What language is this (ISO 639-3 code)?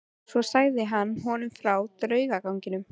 isl